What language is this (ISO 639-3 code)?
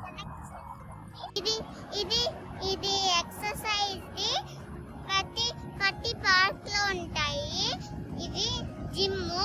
tha